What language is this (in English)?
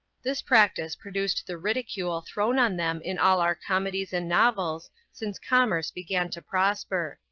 English